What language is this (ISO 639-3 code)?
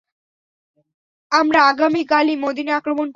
ben